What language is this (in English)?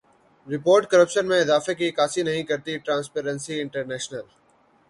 Urdu